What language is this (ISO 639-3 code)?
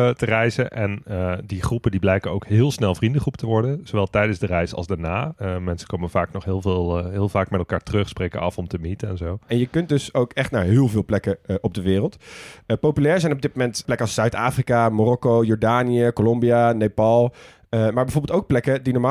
nld